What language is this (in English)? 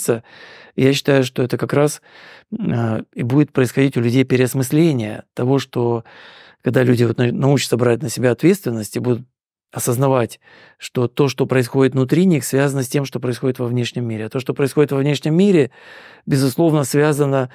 Russian